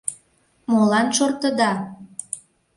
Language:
Mari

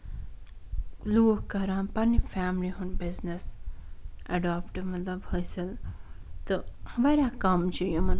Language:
Kashmiri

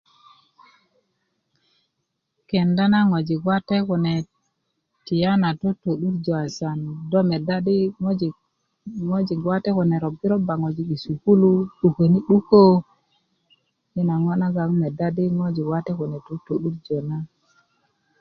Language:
Kuku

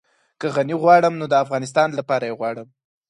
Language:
Pashto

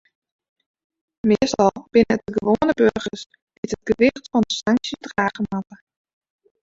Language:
Western Frisian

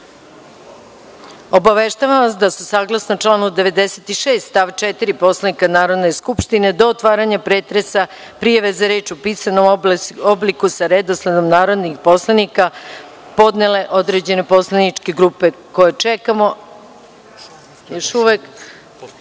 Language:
Serbian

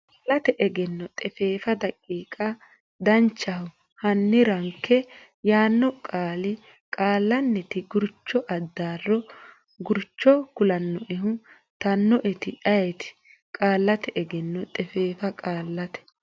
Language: Sidamo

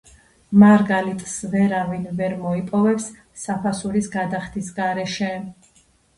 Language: Georgian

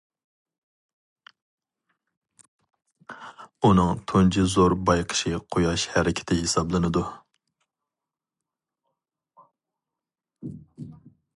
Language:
Uyghur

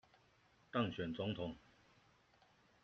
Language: Chinese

